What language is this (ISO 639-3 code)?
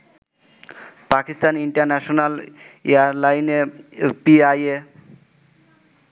ben